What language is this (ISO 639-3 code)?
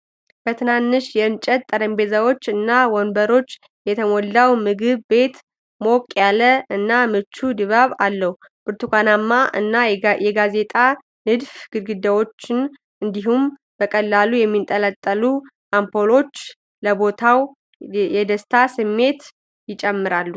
amh